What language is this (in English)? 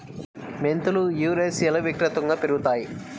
Telugu